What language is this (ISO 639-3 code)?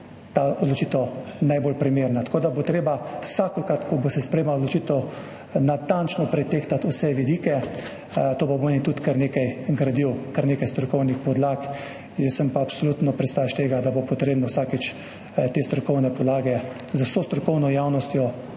slv